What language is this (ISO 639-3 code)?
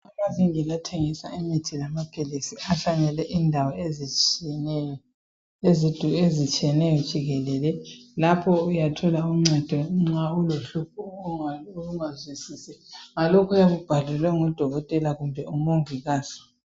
nde